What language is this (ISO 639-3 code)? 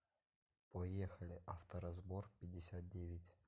rus